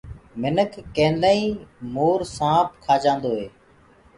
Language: Gurgula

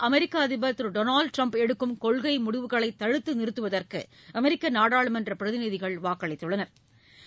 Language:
Tamil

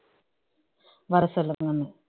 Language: Tamil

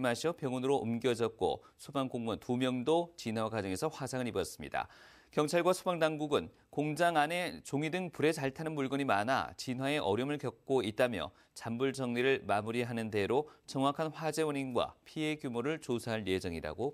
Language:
Korean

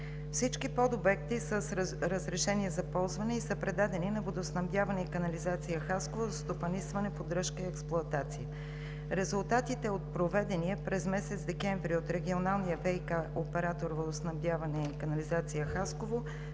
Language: Bulgarian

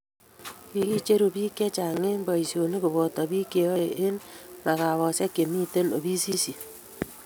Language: Kalenjin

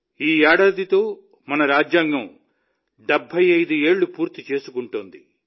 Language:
Telugu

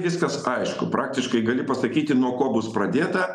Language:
Lithuanian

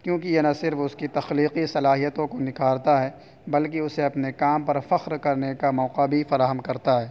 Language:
Urdu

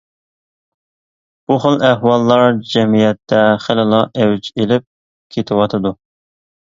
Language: Uyghur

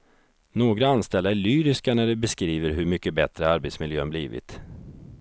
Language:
Swedish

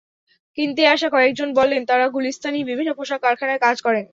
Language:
Bangla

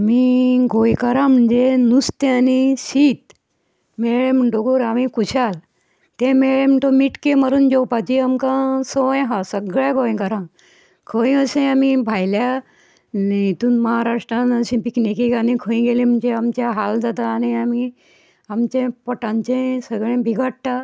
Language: Konkani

